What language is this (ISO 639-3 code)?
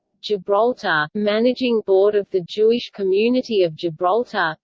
eng